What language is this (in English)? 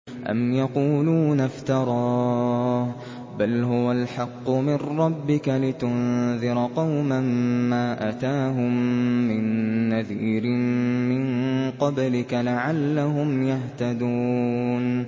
Arabic